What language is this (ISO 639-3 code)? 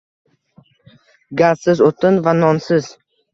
uzb